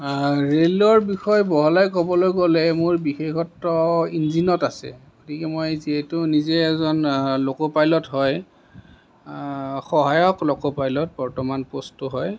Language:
Assamese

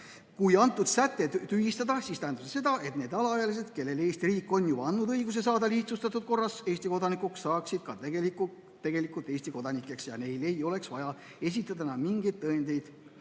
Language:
Estonian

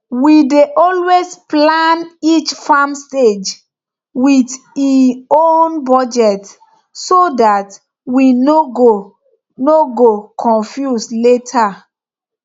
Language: Nigerian Pidgin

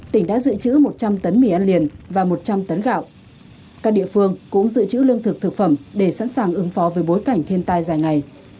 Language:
Vietnamese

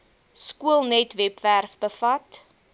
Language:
Afrikaans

